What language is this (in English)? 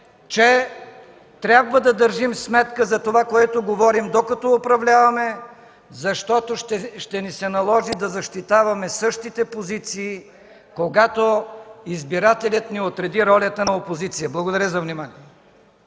Bulgarian